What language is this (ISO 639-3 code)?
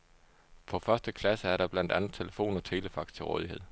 dan